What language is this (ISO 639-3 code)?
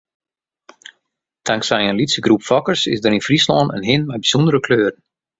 fry